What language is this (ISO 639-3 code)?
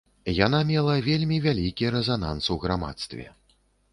bel